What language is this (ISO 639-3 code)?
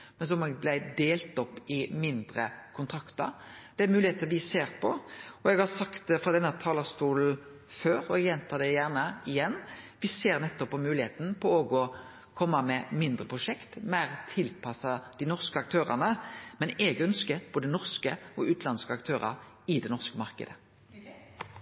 nno